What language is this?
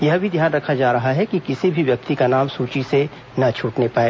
Hindi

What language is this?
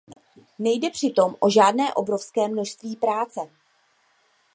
Czech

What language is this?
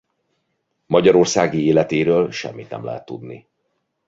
Hungarian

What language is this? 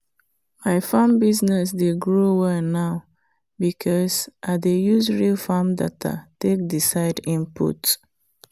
Nigerian Pidgin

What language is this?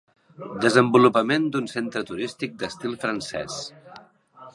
Catalan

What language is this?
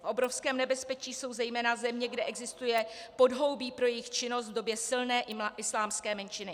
Czech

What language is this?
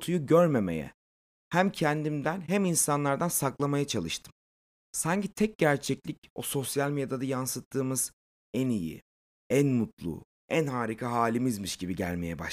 Turkish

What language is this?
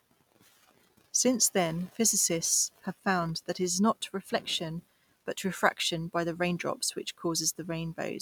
English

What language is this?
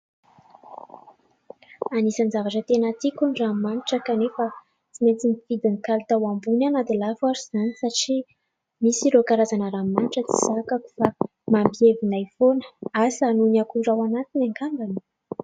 Malagasy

